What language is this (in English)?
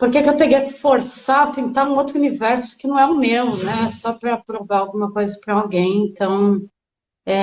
Portuguese